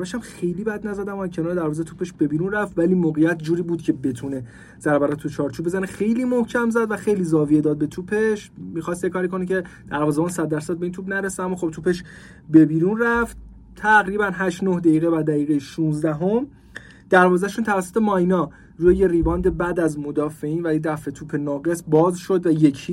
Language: Persian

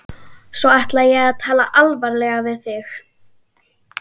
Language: Icelandic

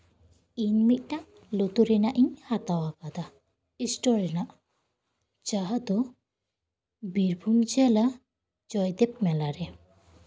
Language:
Santali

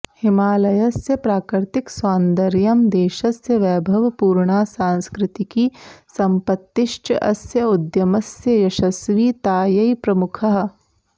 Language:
Sanskrit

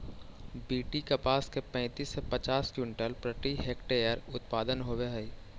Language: Magahi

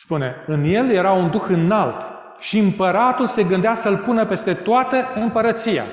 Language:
Romanian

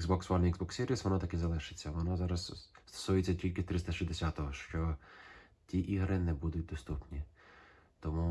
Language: Ukrainian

